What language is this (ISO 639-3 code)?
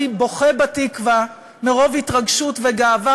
heb